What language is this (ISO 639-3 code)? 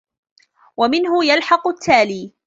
ara